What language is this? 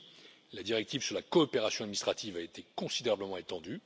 French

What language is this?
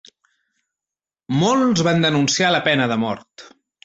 Catalan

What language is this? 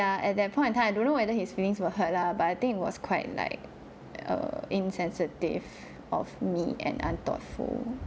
English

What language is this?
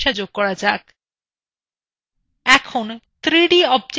Bangla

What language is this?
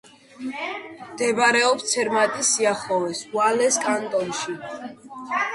Georgian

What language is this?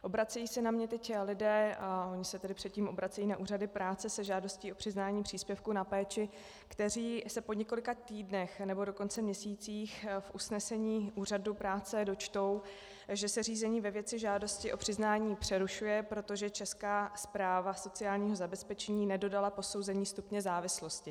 Czech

